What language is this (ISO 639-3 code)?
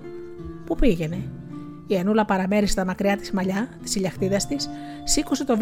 ell